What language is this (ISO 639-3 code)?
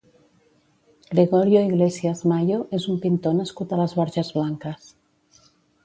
cat